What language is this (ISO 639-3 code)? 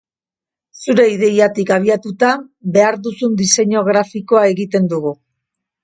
eus